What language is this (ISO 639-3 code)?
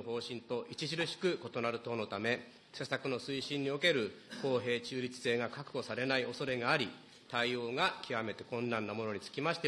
jpn